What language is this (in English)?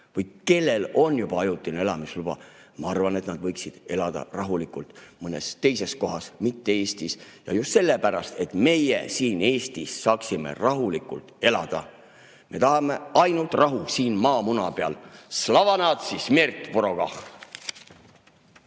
Estonian